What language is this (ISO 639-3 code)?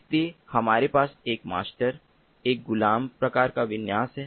hin